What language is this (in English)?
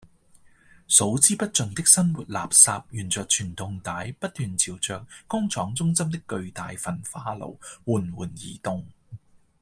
Cantonese